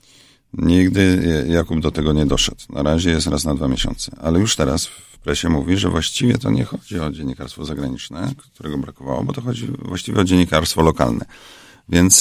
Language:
Polish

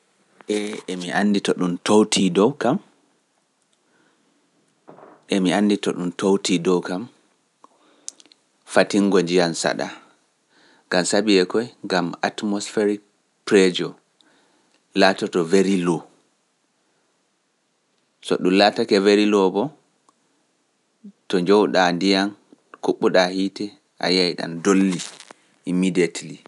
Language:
Pular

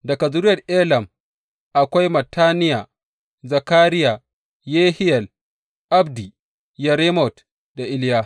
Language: Hausa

